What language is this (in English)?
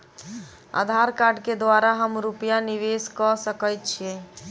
Maithili